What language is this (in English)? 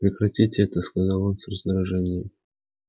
Russian